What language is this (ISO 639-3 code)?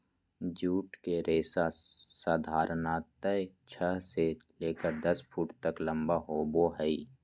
mag